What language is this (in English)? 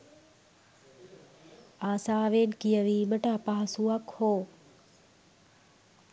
Sinhala